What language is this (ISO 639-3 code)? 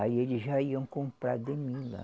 por